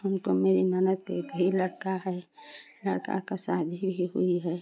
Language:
Hindi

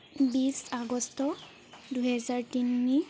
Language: Assamese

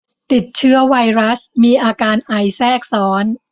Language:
Thai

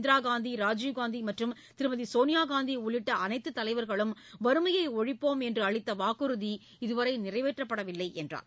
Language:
Tamil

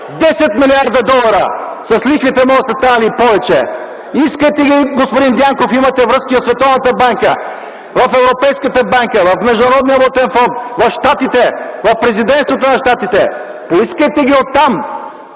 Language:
Bulgarian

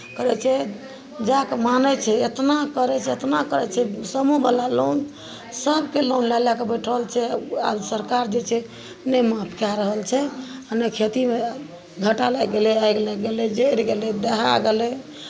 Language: Maithili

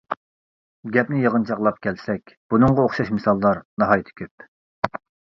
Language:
Uyghur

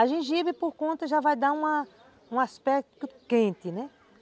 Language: Portuguese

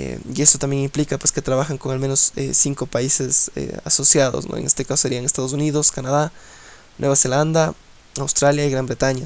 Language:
Spanish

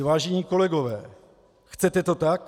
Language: Czech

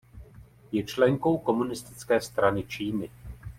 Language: Czech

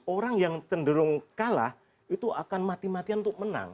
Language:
Indonesian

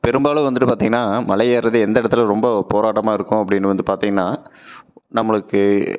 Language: Tamil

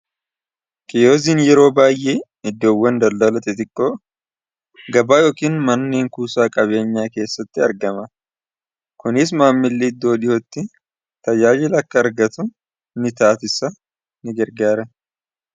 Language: Oromo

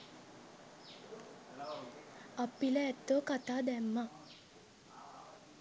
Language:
Sinhala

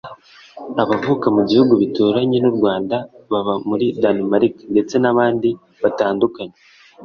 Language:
Kinyarwanda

